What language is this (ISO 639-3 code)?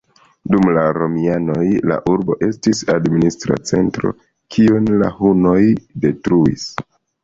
epo